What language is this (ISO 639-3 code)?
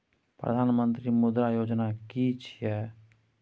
mai